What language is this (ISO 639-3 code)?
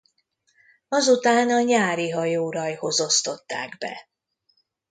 hun